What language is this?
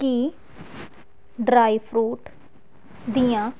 Punjabi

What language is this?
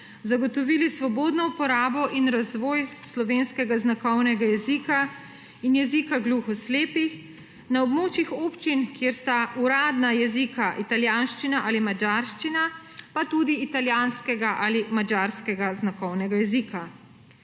Slovenian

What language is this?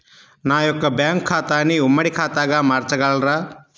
Telugu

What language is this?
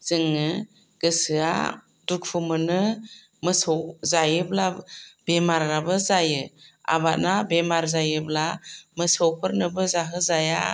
Bodo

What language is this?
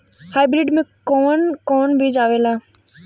Bhojpuri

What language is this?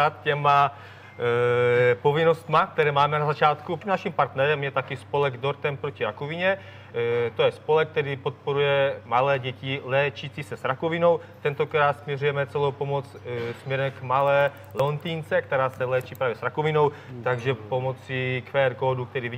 Czech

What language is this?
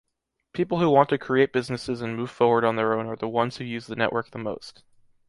English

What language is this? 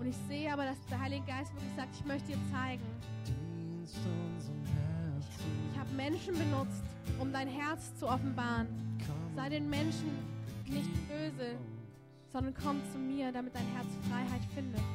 German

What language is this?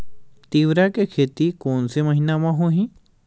Chhattisgarhi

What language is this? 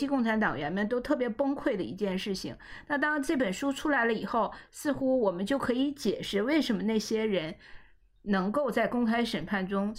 Chinese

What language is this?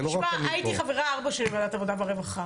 Hebrew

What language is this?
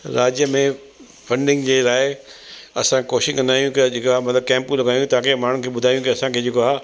Sindhi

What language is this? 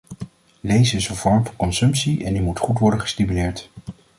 Dutch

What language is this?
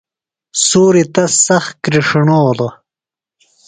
Phalura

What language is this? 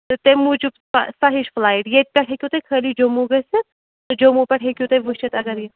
Kashmiri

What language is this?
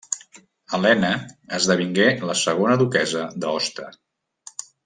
Catalan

